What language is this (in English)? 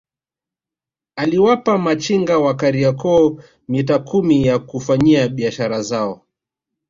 Swahili